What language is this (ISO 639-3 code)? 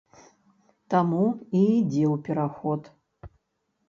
bel